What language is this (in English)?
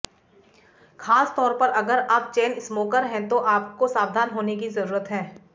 Hindi